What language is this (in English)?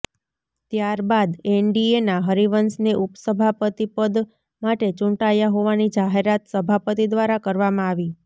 Gujarati